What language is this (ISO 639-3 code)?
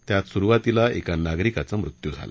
mar